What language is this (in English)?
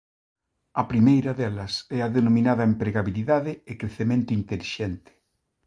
Galician